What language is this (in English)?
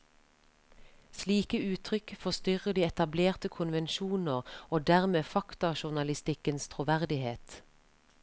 Norwegian